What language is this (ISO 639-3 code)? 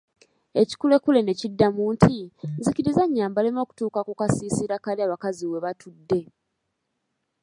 lug